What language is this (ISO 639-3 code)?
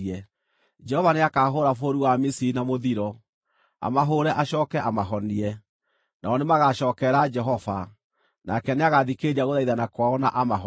kik